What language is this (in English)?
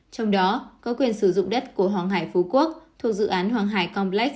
Vietnamese